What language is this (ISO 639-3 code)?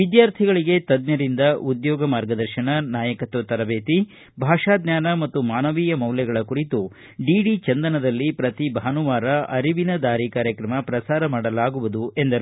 kan